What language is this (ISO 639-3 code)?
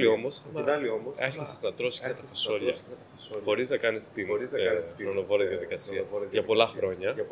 ell